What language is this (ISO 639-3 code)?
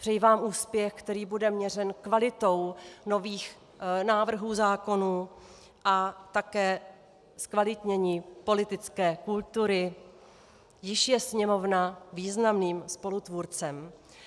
ces